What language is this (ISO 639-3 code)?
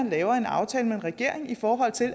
dan